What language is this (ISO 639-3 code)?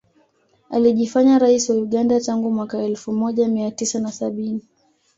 swa